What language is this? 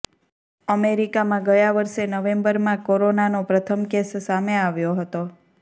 Gujarati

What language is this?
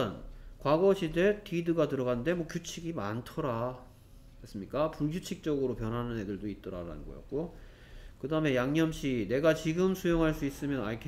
Korean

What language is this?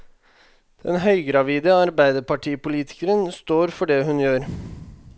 Norwegian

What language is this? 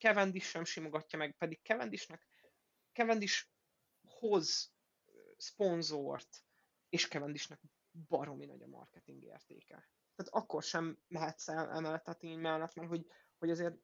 Hungarian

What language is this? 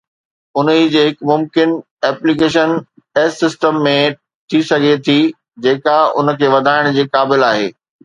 Sindhi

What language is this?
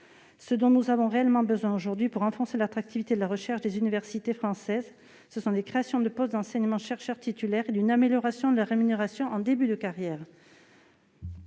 French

